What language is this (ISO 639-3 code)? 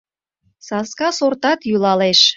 chm